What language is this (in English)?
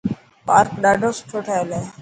Dhatki